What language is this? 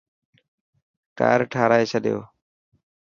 Dhatki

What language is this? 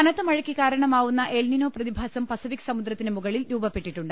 Malayalam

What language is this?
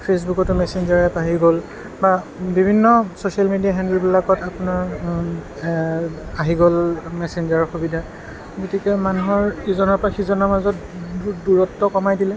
Assamese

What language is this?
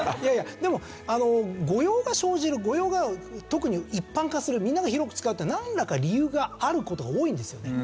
Japanese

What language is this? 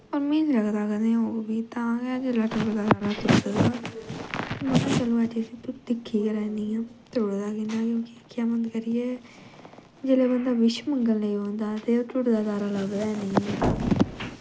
Dogri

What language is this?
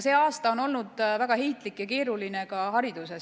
Estonian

